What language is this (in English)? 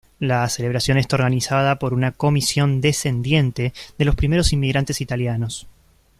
Spanish